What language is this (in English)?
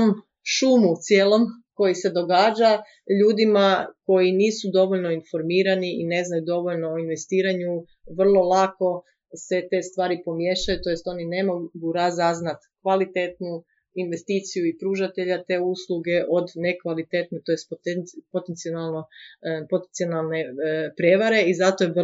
Croatian